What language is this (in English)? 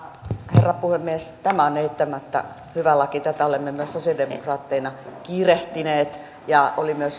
Finnish